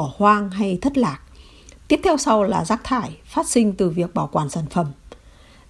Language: Vietnamese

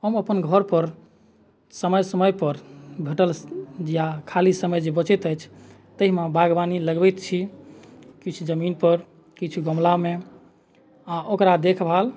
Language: Maithili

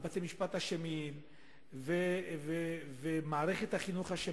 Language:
Hebrew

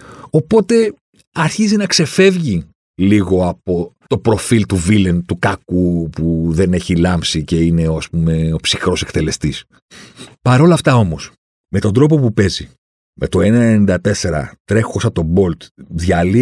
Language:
Greek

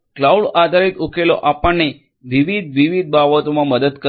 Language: Gujarati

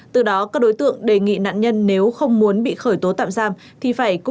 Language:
Vietnamese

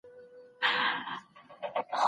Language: Pashto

